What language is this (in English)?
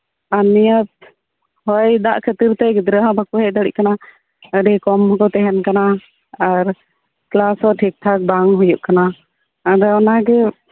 Santali